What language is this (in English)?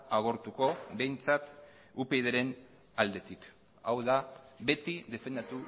Basque